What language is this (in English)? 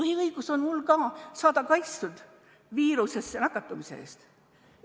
Estonian